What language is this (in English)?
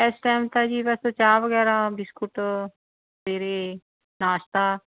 Punjabi